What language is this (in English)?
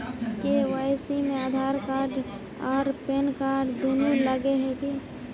Magahi